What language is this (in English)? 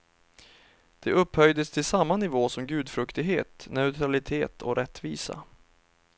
Swedish